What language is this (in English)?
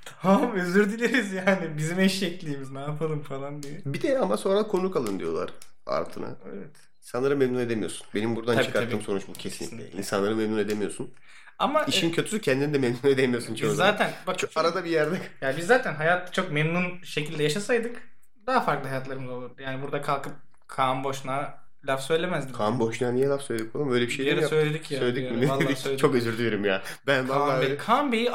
Turkish